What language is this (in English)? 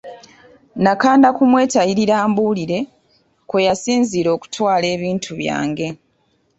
Ganda